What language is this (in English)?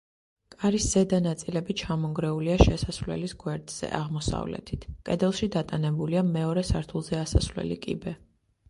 Georgian